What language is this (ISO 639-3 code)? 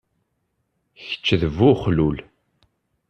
kab